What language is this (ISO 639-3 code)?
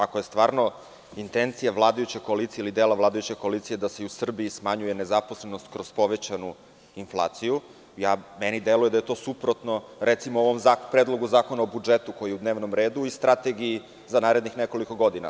srp